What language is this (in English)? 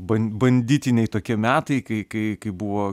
Lithuanian